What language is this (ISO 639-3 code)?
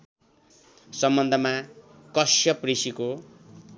nep